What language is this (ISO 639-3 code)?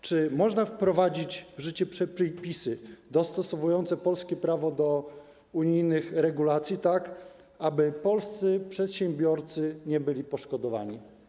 pol